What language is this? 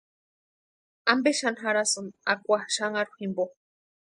Western Highland Purepecha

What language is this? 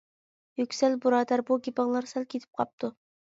Uyghur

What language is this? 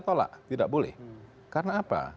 Indonesian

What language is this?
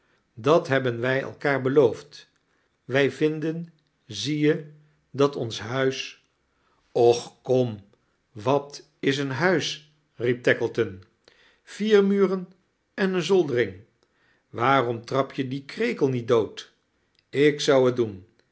Dutch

